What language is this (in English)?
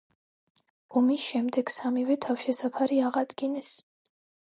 Georgian